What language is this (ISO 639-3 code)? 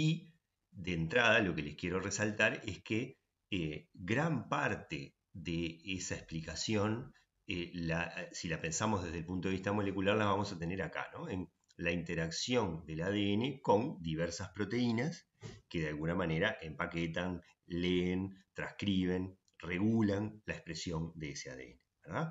spa